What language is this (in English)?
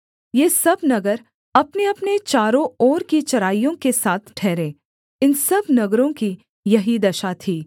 Hindi